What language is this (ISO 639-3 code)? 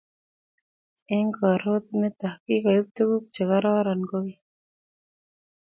kln